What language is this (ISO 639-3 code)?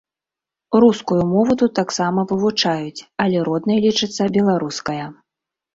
bel